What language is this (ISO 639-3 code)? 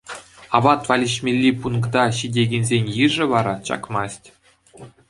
chv